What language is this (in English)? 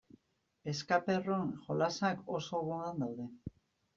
Basque